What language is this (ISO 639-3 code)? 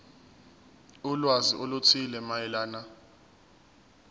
zul